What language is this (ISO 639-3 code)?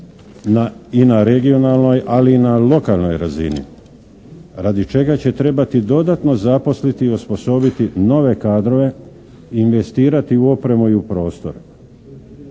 hrv